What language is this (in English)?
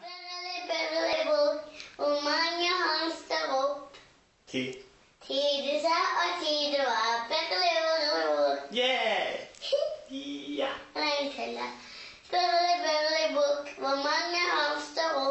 Czech